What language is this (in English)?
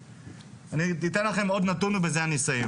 Hebrew